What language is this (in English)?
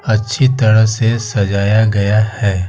Hindi